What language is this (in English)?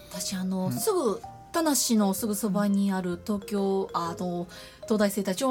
Japanese